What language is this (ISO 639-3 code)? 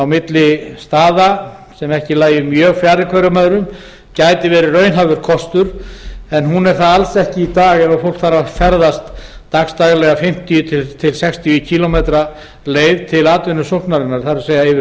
isl